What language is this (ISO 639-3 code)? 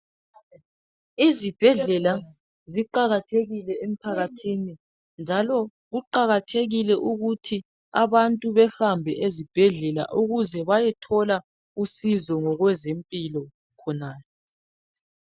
nde